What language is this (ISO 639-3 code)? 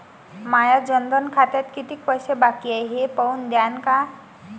mar